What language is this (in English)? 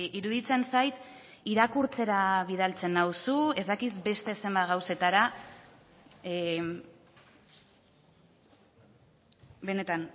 Basque